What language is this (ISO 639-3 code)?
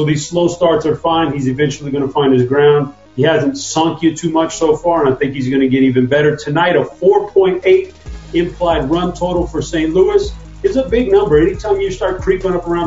eng